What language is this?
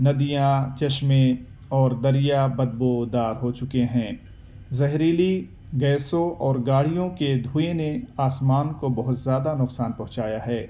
Urdu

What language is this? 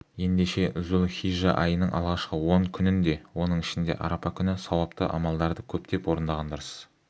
Kazakh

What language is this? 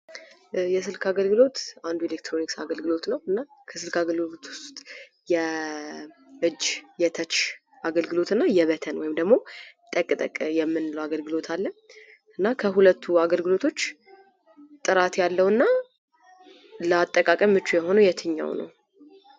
Amharic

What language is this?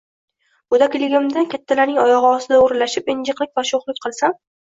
Uzbek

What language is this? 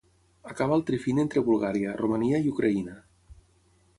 Catalan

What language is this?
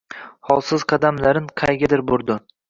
Uzbek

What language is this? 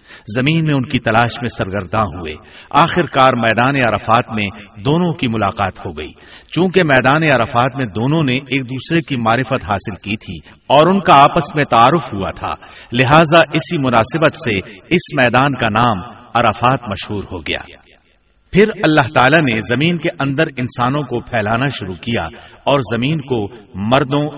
Urdu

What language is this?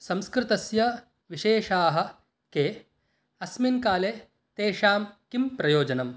Sanskrit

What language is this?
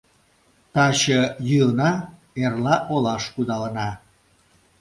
Mari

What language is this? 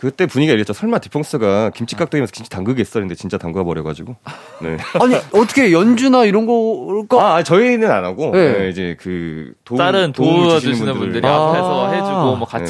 Korean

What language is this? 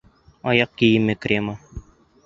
Bashkir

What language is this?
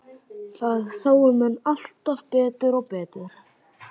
Icelandic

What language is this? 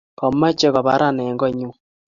Kalenjin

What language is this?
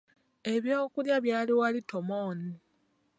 Ganda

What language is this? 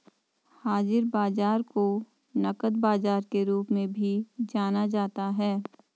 Hindi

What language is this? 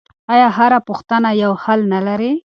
Pashto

